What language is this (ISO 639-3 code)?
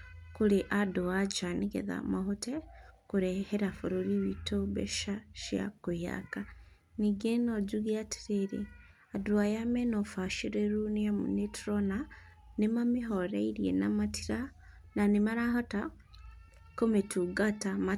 kik